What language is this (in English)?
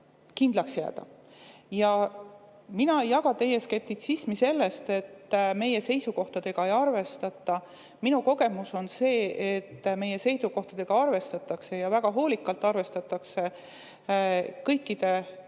Estonian